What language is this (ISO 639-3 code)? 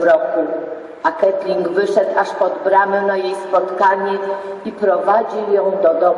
pol